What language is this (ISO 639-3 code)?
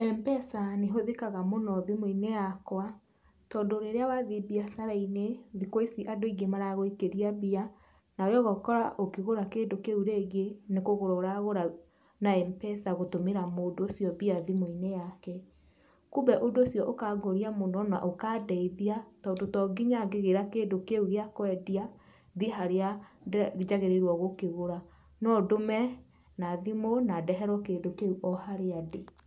kik